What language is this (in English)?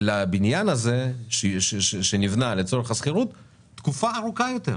Hebrew